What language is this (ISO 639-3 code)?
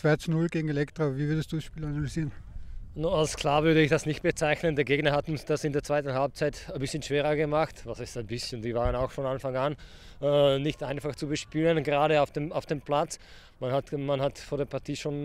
deu